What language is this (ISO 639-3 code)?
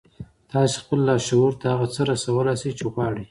pus